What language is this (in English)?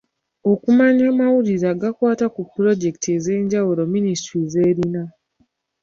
Ganda